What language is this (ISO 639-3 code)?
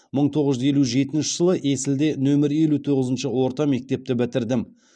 kaz